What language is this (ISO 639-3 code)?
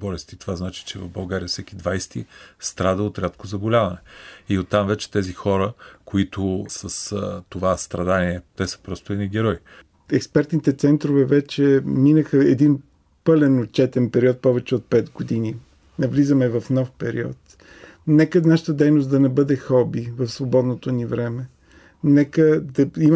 bul